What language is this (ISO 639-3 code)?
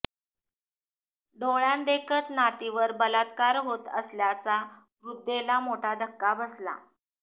mar